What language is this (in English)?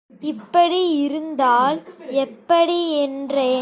Tamil